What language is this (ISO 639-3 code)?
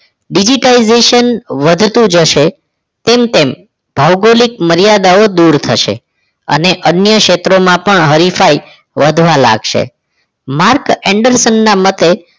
guj